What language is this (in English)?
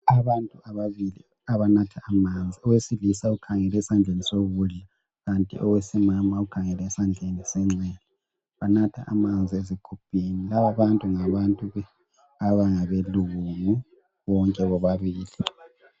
North Ndebele